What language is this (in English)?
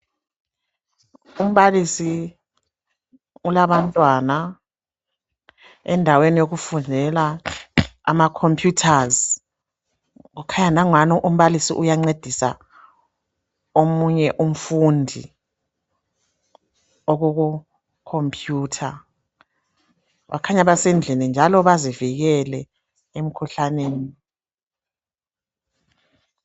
North Ndebele